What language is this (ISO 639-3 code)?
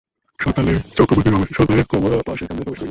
ben